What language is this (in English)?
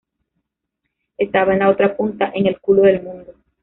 Spanish